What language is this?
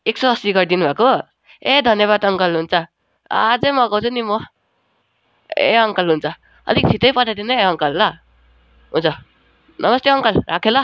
Nepali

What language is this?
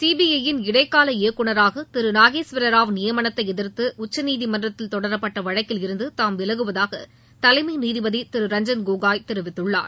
Tamil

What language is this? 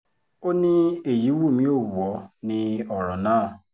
Yoruba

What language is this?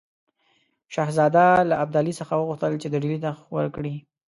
Pashto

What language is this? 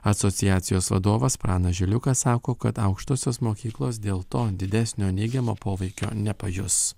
Lithuanian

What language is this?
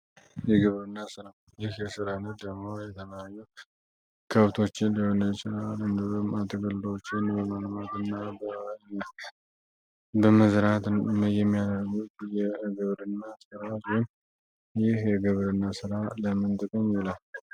Amharic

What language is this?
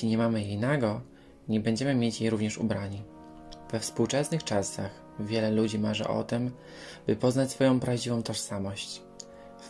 Polish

